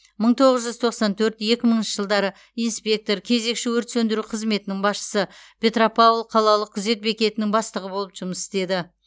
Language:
Kazakh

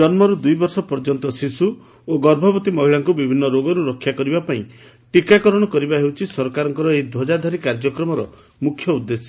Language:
Odia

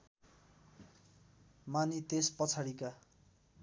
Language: Nepali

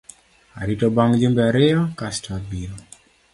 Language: Luo (Kenya and Tanzania)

